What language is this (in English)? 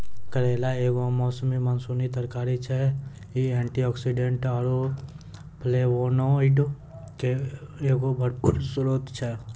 Maithili